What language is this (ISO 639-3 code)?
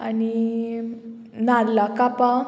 kok